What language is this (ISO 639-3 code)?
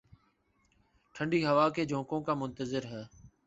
urd